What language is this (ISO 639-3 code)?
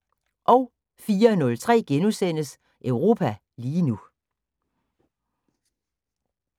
dan